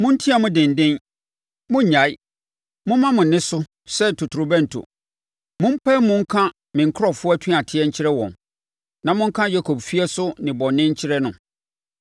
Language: Akan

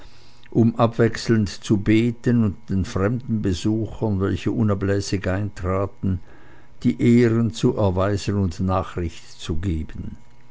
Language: German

